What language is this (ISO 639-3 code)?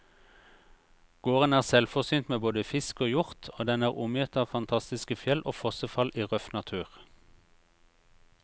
nor